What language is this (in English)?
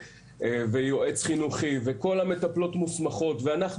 Hebrew